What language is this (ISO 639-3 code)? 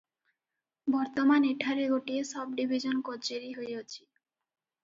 ori